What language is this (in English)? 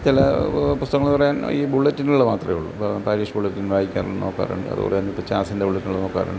Malayalam